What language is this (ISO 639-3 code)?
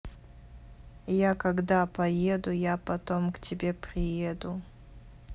rus